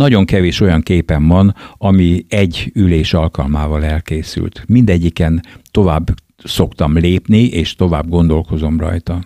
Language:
Hungarian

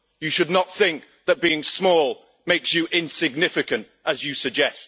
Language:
English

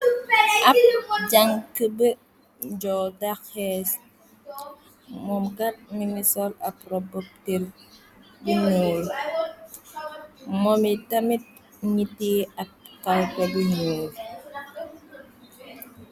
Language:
Wolof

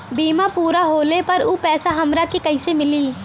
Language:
Bhojpuri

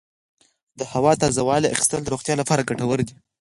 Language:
Pashto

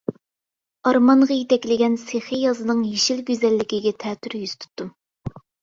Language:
Uyghur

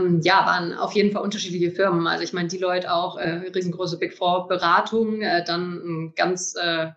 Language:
German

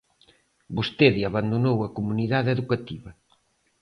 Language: Galician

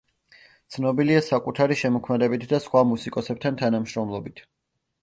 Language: Georgian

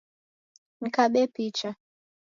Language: Taita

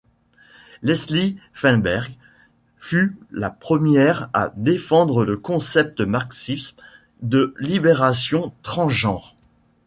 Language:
French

